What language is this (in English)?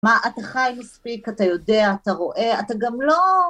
Hebrew